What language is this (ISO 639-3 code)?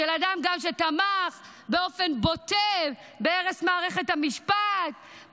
heb